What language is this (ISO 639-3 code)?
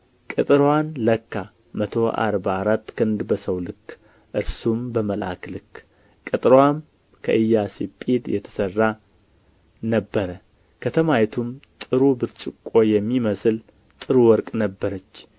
amh